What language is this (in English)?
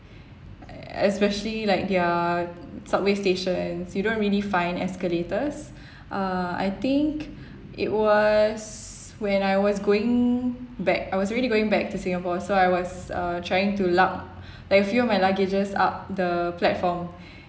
English